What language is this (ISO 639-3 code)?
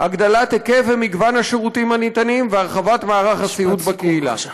heb